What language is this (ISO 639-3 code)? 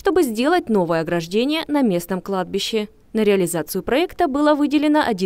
rus